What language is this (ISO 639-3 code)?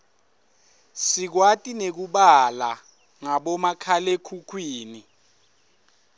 ssw